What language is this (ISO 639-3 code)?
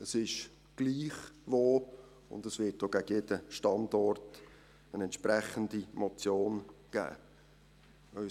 gsw